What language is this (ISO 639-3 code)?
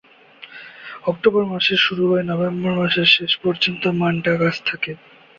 ben